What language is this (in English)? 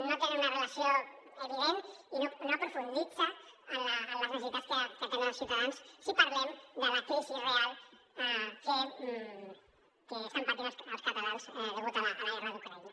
Catalan